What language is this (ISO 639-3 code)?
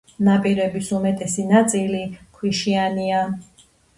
kat